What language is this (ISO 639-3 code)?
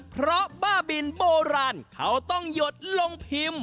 tha